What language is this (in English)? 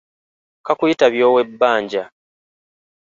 Ganda